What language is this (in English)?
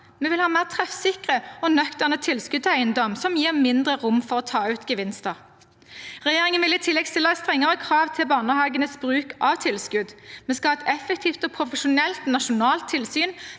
Norwegian